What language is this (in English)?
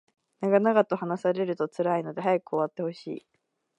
Japanese